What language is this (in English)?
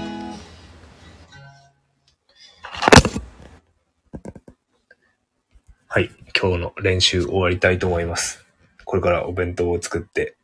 Japanese